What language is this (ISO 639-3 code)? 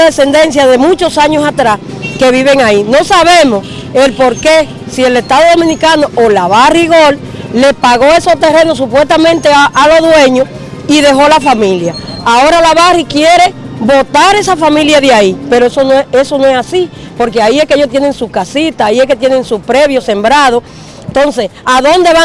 spa